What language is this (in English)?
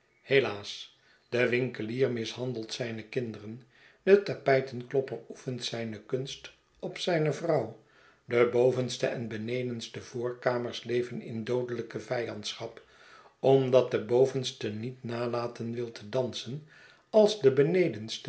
Dutch